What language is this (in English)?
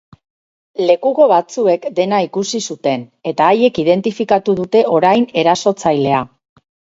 Basque